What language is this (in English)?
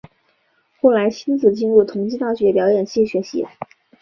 Chinese